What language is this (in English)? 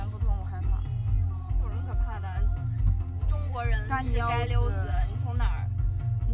Chinese